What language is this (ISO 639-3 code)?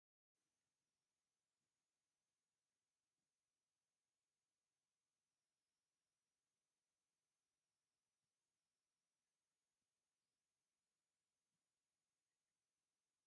tir